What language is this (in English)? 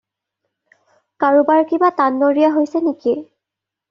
Assamese